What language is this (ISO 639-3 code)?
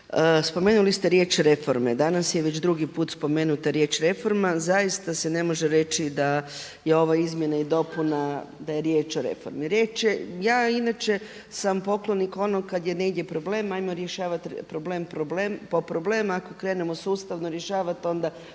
hrv